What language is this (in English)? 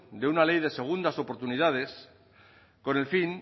Spanish